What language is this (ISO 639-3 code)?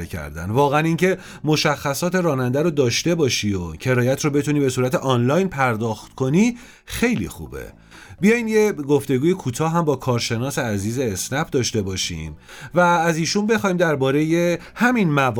fas